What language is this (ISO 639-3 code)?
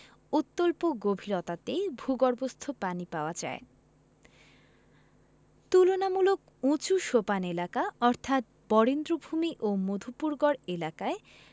ben